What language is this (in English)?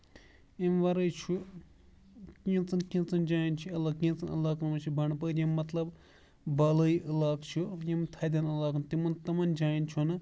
Kashmiri